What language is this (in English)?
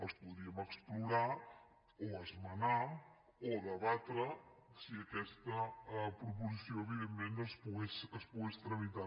Catalan